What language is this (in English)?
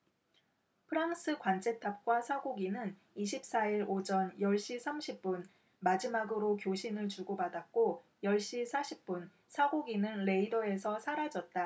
Korean